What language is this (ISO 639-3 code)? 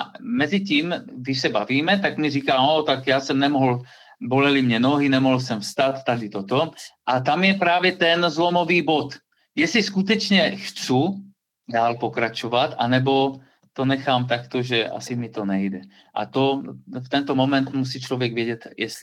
ces